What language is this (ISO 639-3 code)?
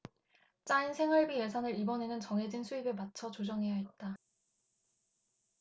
kor